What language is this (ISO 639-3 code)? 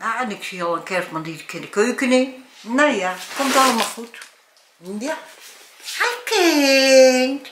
nld